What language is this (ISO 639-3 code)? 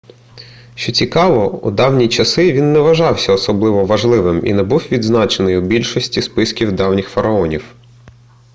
ukr